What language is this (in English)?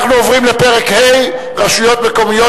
Hebrew